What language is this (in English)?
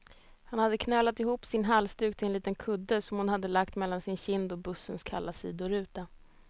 Swedish